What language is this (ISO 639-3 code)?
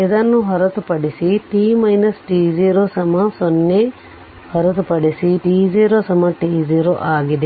kan